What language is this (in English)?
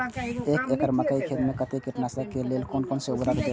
Maithili